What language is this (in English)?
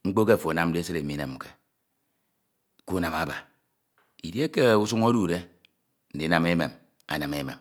Ito